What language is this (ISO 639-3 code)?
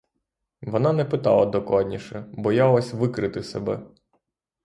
ukr